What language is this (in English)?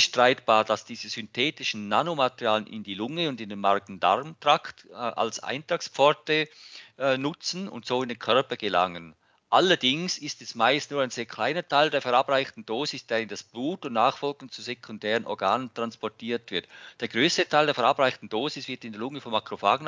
German